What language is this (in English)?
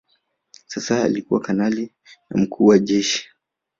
Swahili